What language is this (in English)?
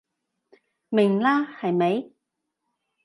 Cantonese